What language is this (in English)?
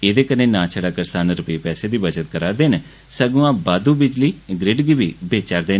Dogri